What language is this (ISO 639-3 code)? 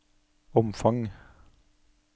nor